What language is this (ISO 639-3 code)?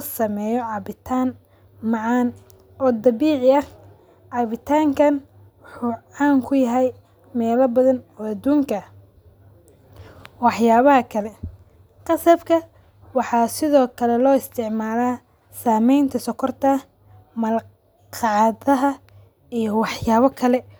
som